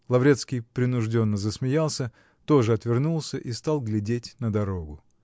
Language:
Russian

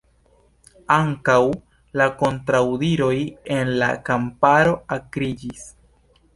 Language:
Esperanto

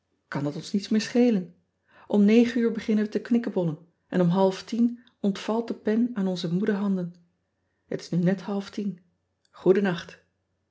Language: Dutch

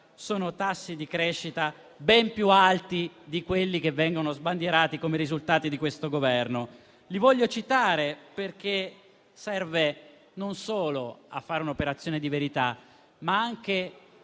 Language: Italian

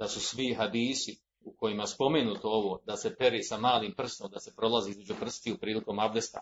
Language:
Croatian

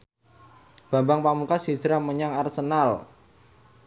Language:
Javanese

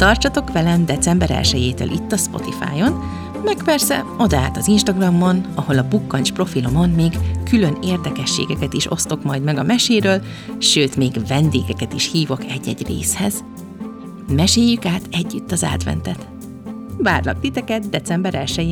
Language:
Hungarian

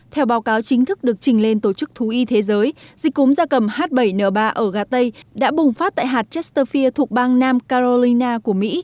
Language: Vietnamese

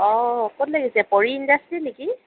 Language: Assamese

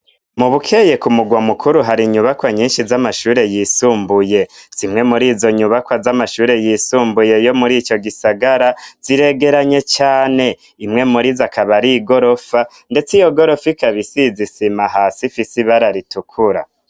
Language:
Rundi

